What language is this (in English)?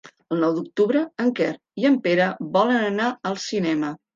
Catalan